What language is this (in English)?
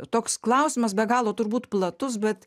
Lithuanian